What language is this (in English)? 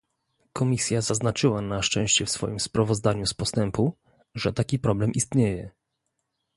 Polish